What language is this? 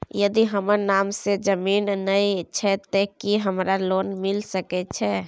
Maithili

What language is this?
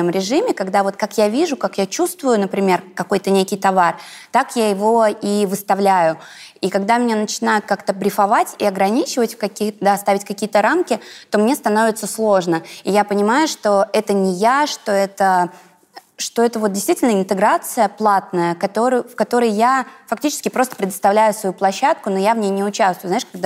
Russian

